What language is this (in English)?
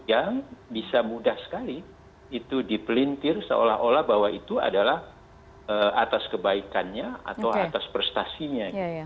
Indonesian